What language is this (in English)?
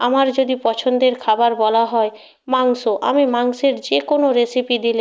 Bangla